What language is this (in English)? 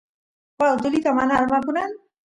Santiago del Estero Quichua